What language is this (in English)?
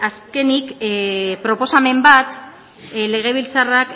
Basque